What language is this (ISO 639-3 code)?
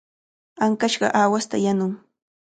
qvl